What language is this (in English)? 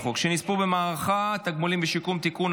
Hebrew